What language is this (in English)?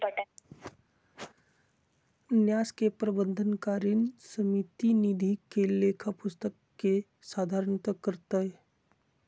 Magahi